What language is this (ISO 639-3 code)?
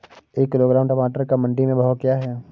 hin